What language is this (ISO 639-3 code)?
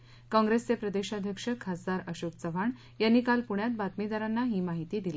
mar